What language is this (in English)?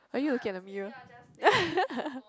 English